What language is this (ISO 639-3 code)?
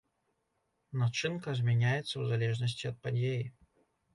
bel